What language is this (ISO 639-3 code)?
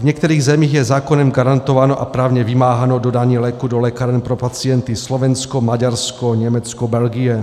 ces